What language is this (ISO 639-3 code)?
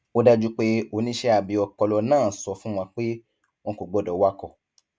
yor